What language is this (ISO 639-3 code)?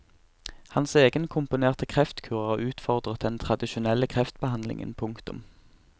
nor